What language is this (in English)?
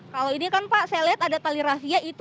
Indonesian